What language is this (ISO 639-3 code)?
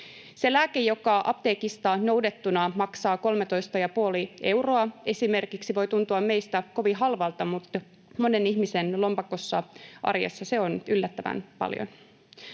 fin